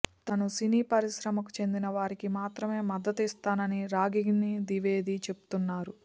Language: Telugu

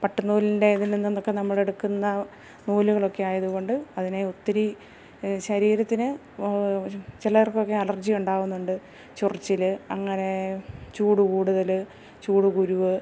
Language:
Malayalam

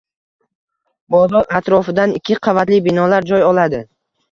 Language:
Uzbek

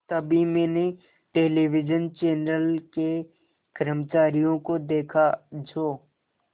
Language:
Hindi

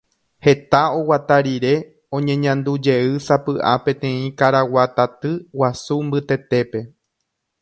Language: Guarani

